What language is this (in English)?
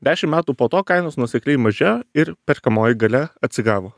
Lithuanian